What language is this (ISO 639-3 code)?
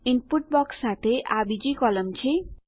guj